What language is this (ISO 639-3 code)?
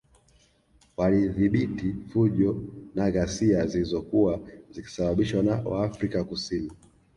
swa